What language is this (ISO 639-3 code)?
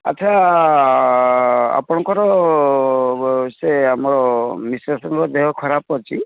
ori